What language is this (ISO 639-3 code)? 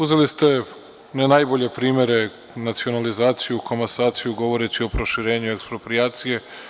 srp